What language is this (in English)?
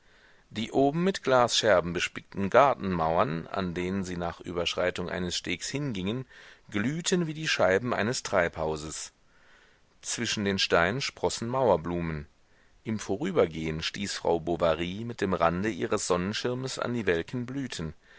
German